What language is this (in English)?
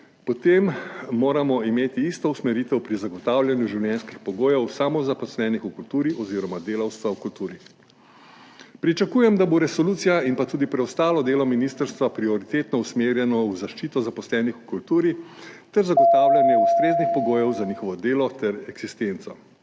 Slovenian